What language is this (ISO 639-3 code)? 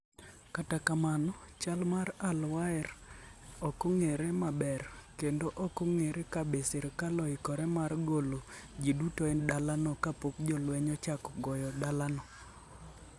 luo